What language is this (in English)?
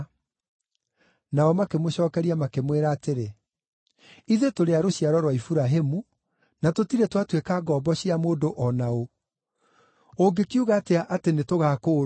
Kikuyu